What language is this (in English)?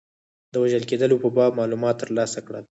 Pashto